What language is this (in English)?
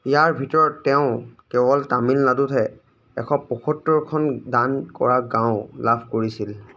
Assamese